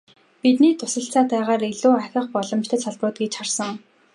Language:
Mongolian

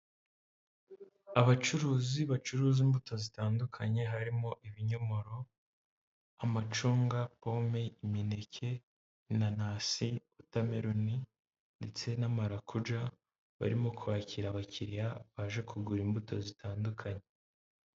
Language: Kinyarwanda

